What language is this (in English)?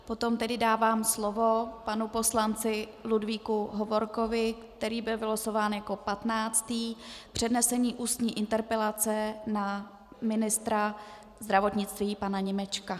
Czech